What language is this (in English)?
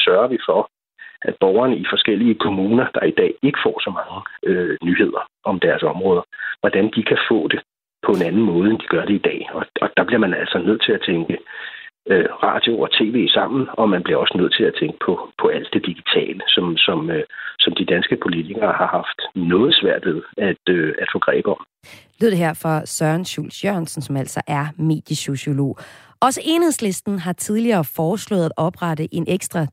Danish